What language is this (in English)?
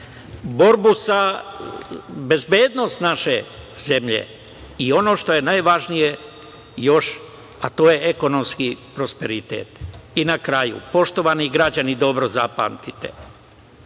Serbian